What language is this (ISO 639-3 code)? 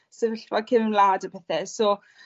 cym